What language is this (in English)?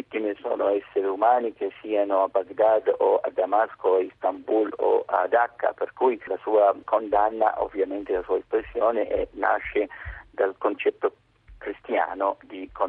Italian